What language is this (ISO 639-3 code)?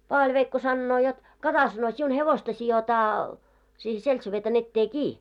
fin